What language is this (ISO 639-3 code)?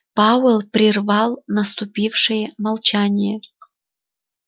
rus